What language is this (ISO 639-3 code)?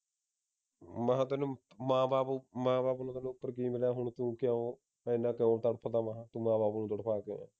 pan